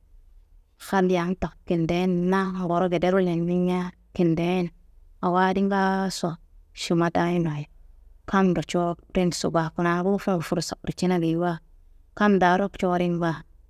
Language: Kanembu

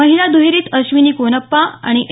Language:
Marathi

